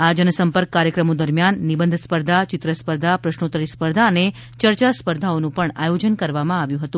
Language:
Gujarati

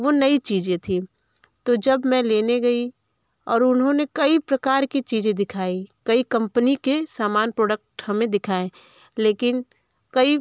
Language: Hindi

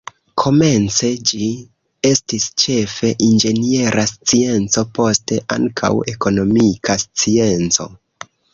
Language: Esperanto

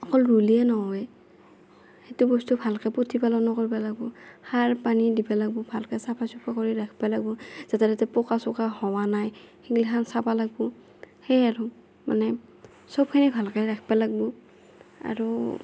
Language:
Assamese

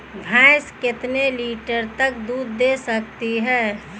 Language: Hindi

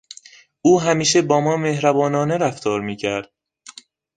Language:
Persian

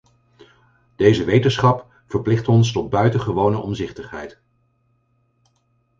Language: Dutch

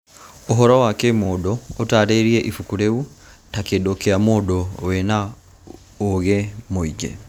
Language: Kikuyu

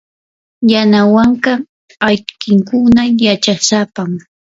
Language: Yanahuanca Pasco Quechua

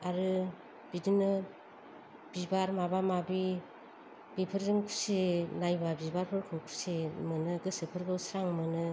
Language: Bodo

